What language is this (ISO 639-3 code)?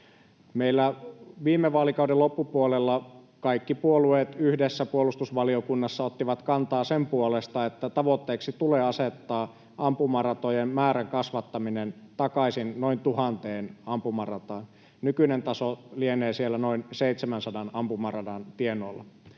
fin